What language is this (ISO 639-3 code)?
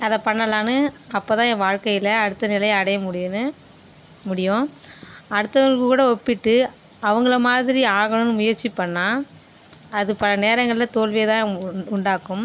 tam